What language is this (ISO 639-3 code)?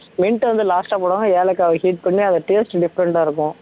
tam